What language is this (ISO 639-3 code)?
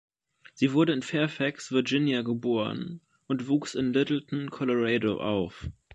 deu